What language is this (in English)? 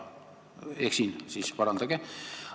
Estonian